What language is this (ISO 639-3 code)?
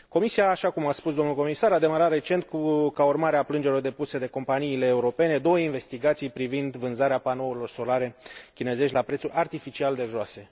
ron